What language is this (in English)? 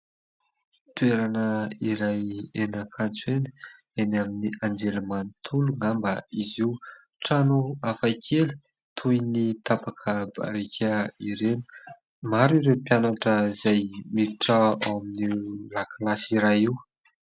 Malagasy